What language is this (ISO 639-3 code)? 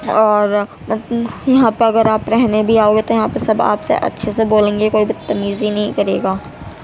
urd